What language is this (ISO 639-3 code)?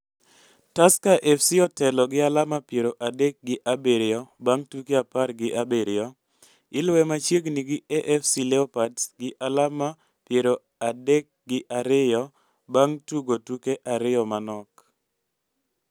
luo